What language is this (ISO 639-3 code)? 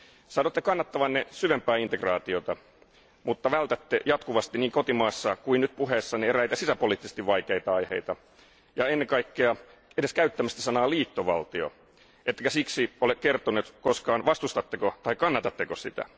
fin